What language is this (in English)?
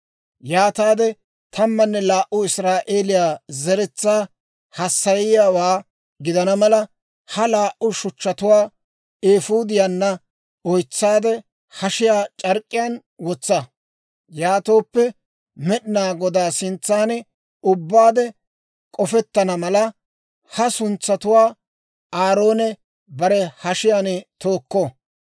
Dawro